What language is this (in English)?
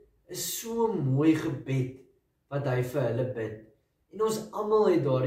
Dutch